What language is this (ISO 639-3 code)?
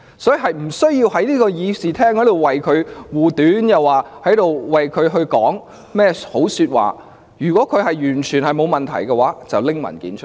yue